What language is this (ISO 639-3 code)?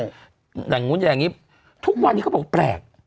tha